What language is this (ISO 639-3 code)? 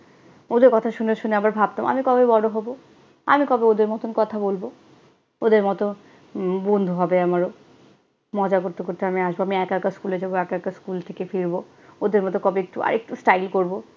ben